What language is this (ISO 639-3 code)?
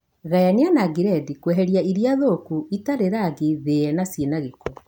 kik